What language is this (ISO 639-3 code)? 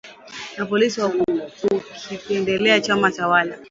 swa